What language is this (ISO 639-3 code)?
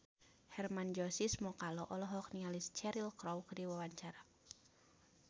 sun